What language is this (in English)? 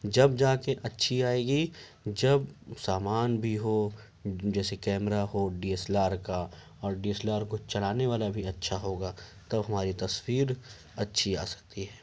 Urdu